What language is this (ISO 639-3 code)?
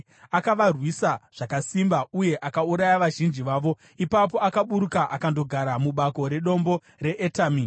sna